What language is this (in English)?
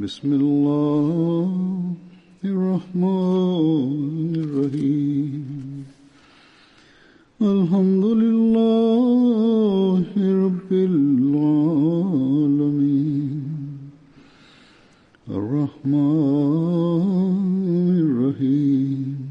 Tamil